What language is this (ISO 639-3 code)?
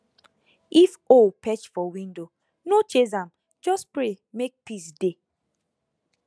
pcm